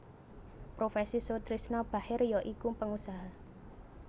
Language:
Javanese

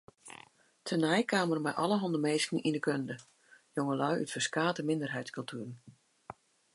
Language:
Western Frisian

